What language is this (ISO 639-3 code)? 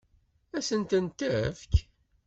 kab